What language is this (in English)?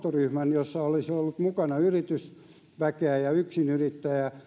Finnish